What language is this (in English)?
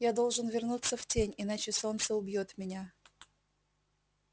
Russian